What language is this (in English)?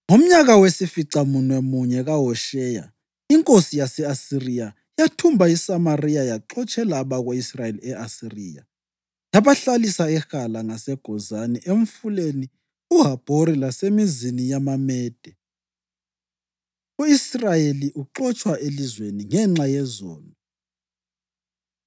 North Ndebele